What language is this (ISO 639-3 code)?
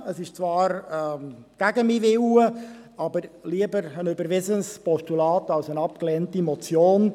gsw